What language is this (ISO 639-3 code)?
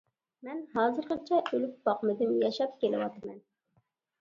uig